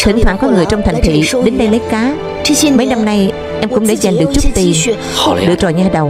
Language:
Vietnamese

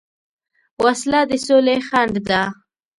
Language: Pashto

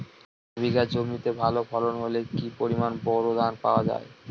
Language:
Bangla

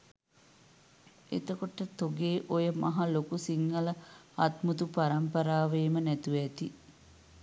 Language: Sinhala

